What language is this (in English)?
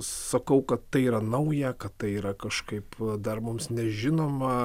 Lithuanian